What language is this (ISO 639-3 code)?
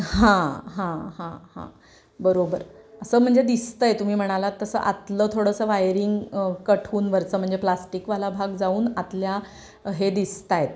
mar